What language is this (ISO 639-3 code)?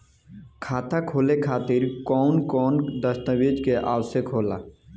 bho